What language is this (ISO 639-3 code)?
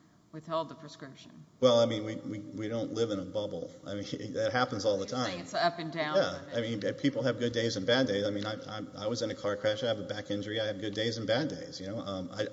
eng